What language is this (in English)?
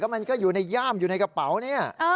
Thai